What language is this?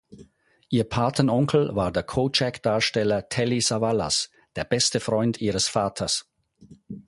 German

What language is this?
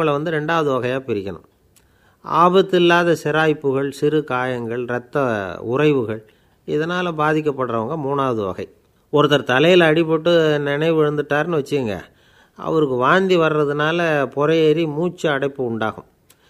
Romanian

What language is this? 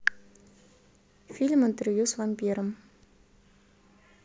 Russian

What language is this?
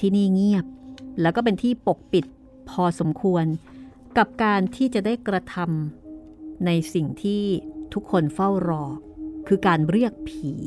Thai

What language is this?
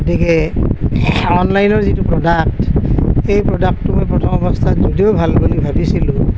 Assamese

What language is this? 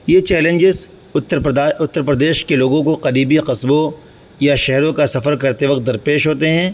Urdu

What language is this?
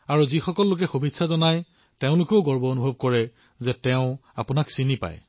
Assamese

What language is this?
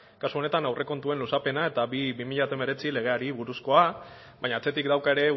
Basque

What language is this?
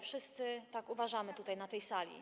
Polish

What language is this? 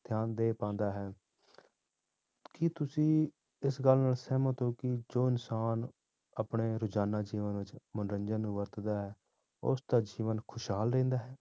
Punjabi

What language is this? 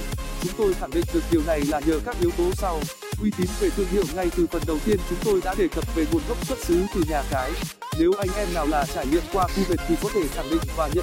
Vietnamese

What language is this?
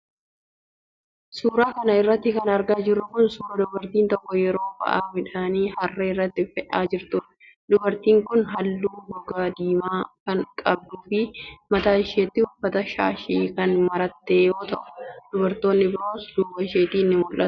Oromo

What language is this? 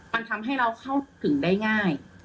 Thai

